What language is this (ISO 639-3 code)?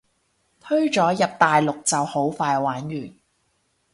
yue